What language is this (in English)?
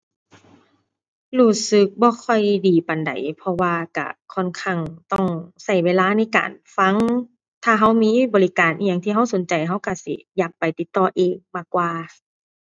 Thai